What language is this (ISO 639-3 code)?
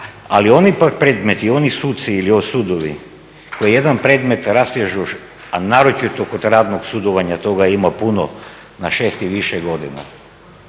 hrv